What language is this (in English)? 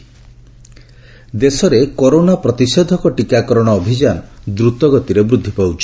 Odia